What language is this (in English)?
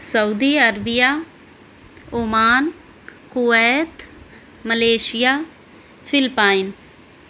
Urdu